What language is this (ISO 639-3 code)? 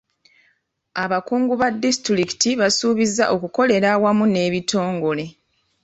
lug